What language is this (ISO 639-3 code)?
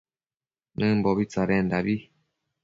mcf